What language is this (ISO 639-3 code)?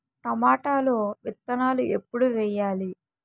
tel